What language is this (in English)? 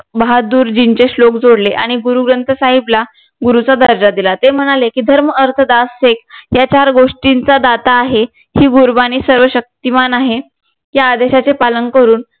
Marathi